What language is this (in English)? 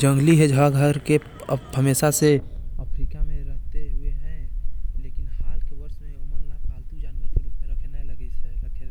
Korwa